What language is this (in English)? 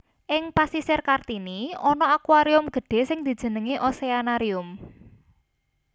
Javanese